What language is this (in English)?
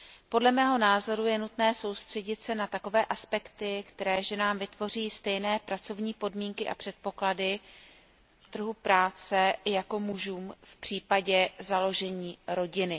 Czech